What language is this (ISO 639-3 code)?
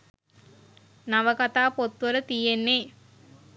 sin